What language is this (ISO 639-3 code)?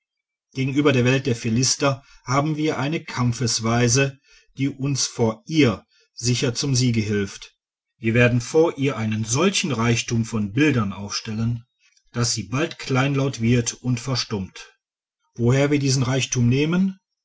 deu